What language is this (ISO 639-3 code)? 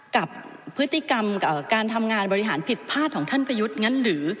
tha